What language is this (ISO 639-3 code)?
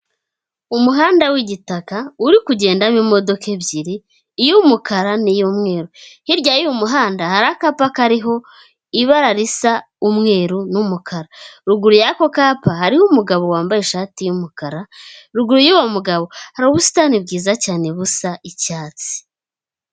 kin